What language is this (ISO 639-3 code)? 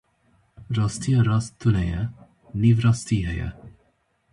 kur